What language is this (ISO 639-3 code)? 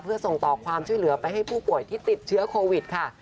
tha